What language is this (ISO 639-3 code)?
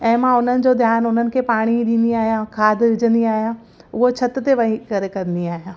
snd